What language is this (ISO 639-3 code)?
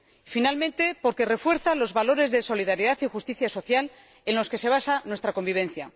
spa